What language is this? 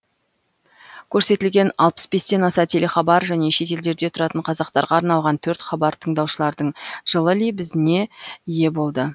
Kazakh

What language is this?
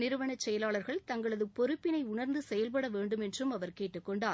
Tamil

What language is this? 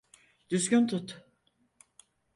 Turkish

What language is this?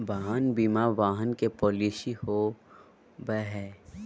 Magahi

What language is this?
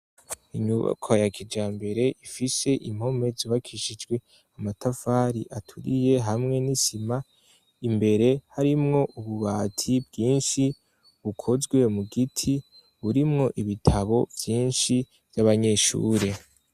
Rundi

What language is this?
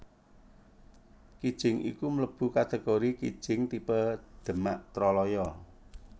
Javanese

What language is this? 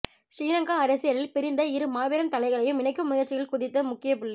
Tamil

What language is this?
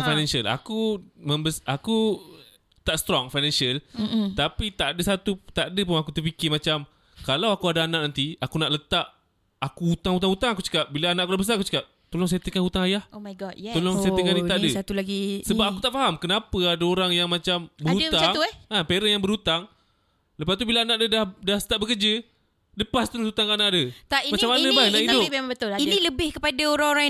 Malay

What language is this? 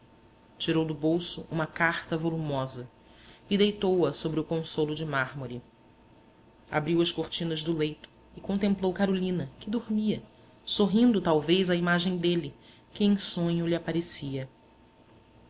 Portuguese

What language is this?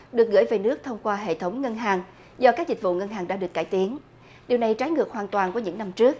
Vietnamese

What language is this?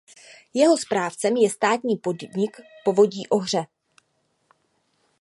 Czech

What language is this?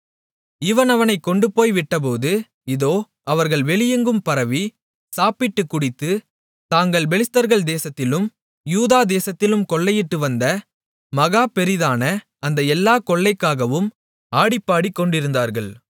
Tamil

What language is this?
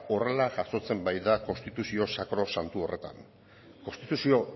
Basque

